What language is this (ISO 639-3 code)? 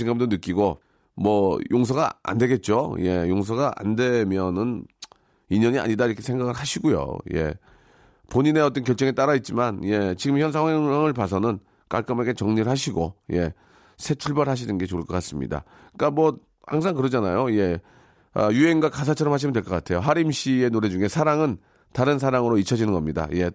kor